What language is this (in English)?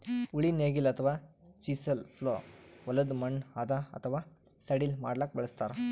Kannada